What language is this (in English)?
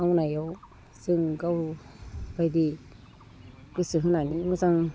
Bodo